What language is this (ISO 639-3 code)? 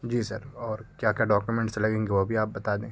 urd